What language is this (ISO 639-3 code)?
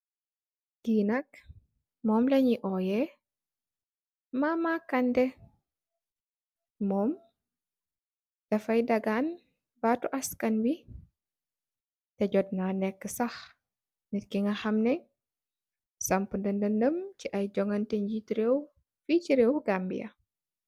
wol